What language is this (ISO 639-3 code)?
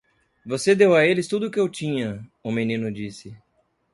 por